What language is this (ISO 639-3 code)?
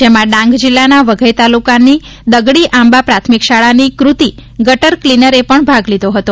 guj